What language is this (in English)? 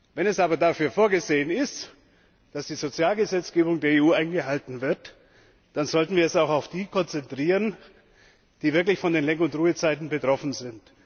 German